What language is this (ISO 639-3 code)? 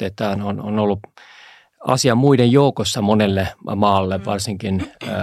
fin